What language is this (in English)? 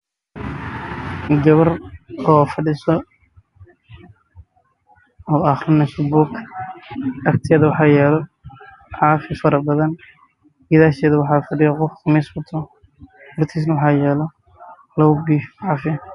Somali